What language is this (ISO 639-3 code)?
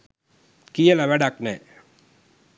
sin